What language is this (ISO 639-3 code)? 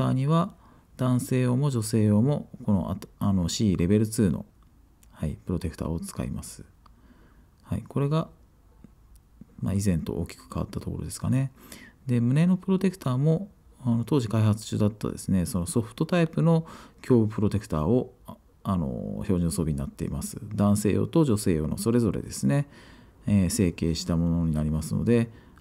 jpn